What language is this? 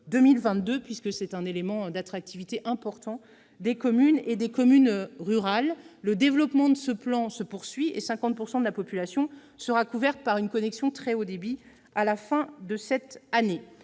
French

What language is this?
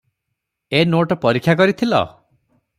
Odia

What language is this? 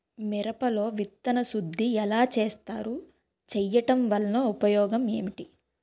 Telugu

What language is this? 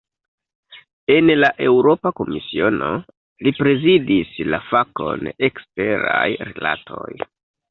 Esperanto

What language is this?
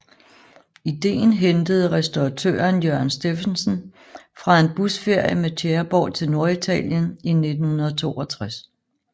Danish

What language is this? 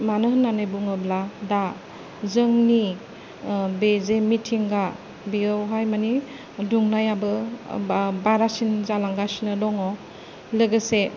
Bodo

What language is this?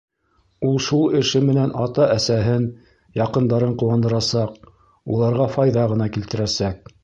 Bashkir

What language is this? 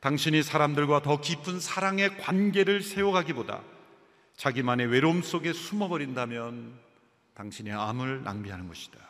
Korean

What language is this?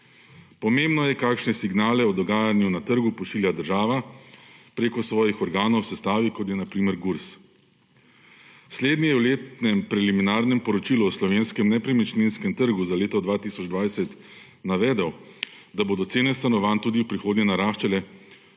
Slovenian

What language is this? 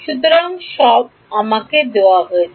Bangla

